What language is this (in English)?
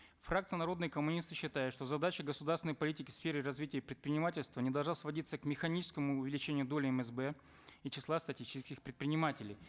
Kazakh